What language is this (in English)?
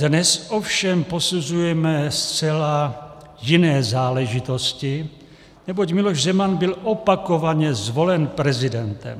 Czech